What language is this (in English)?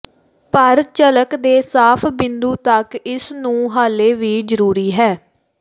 Punjabi